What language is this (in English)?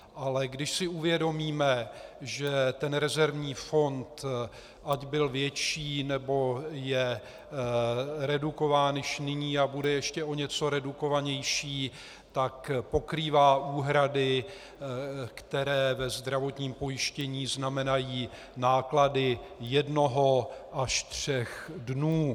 Czech